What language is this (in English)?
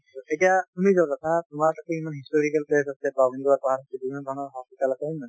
Assamese